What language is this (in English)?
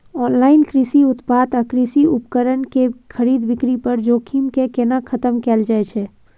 Maithili